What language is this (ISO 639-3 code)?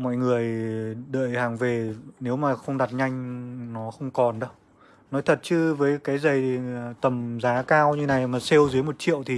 vie